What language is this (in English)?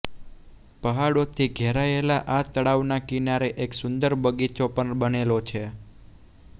Gujarati